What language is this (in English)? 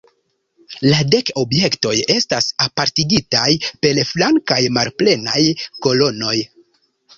Esperanto